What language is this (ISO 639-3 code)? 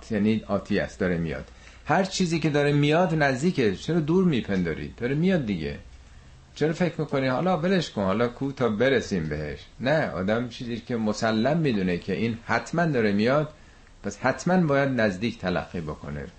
fas